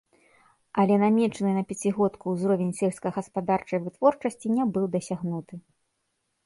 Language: Belarusian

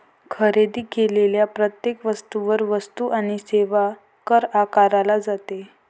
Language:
Marathi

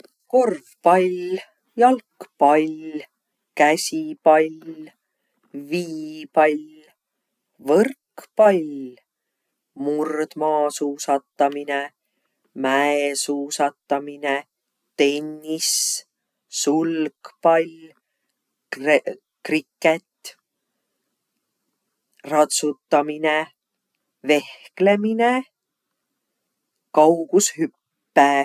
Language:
Võro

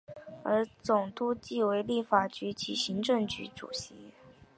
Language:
Chinese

